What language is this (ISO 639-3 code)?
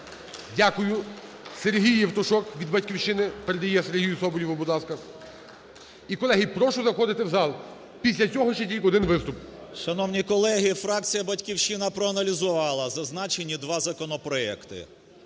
ukr